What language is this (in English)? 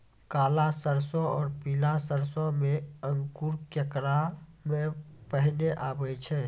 Maithili